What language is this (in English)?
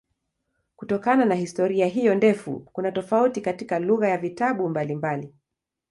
Swahili